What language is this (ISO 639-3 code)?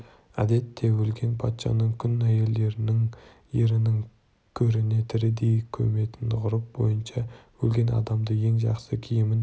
kaz